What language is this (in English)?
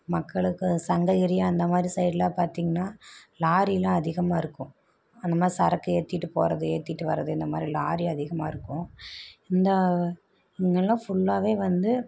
Tamil